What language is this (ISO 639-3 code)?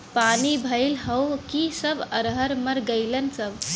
bho